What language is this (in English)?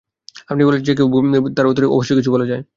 Bangla